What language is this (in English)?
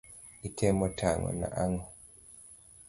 Luo (Kenya and Tanzania)